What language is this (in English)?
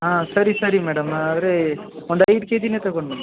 Kannada